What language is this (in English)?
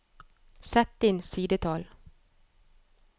Norwegian